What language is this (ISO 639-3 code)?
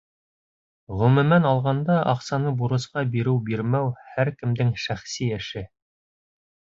bak